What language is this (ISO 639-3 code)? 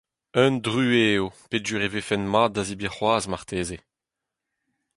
bre